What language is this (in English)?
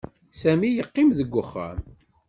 Kabyle